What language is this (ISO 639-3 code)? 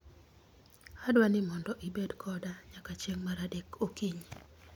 luo